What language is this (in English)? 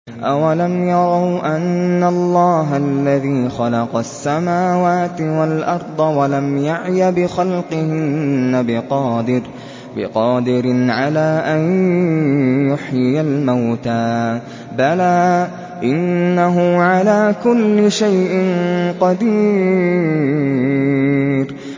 Arabic